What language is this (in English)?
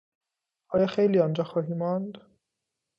Persian